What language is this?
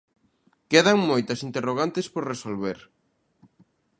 Galician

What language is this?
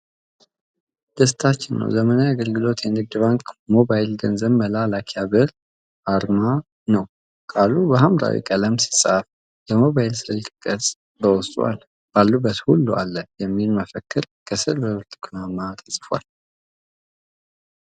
Amharic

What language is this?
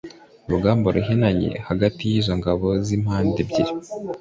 Kinyarwanda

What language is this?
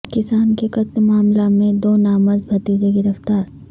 Urdu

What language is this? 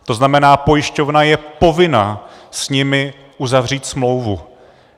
Czech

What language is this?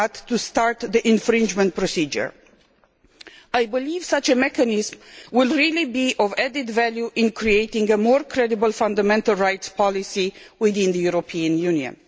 English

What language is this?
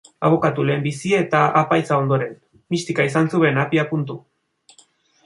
Basque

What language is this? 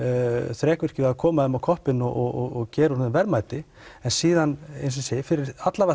Icelandic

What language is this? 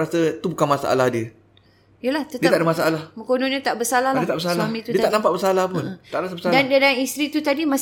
Malay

